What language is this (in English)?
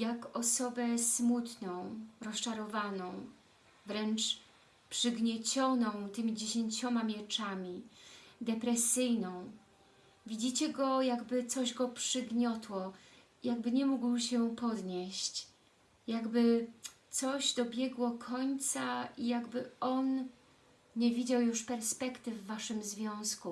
Polish